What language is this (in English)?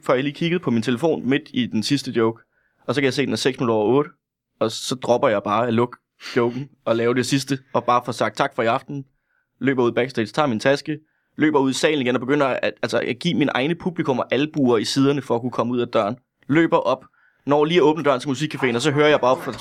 Danish